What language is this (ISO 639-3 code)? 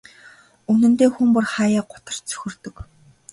mon